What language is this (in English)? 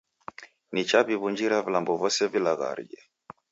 Taita